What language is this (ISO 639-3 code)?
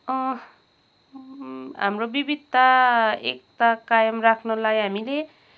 nep